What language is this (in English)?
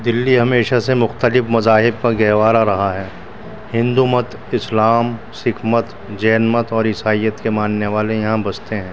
Urdu